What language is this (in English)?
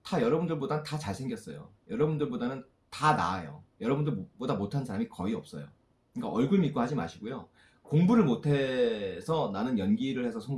Korean